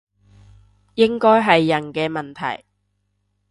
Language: Cantonese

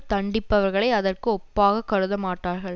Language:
Tamil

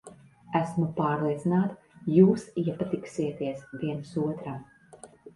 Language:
Latvian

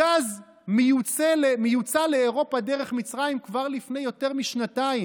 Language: Hebrew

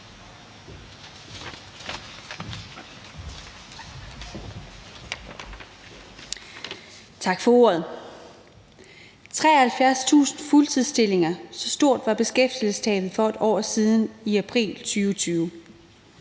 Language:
Danish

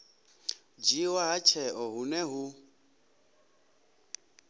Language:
Venda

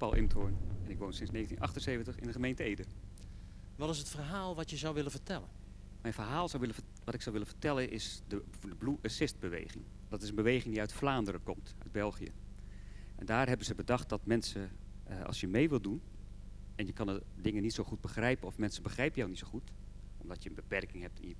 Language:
Dutch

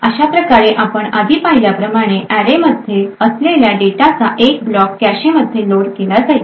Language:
Marathi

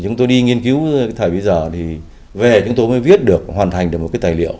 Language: Vietnamese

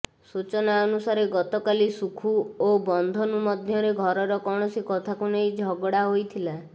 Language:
Odia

